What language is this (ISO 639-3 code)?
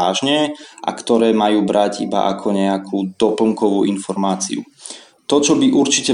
slk